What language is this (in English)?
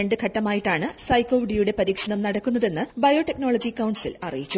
Malayalam